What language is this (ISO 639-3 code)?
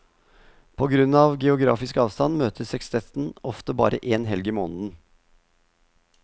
nor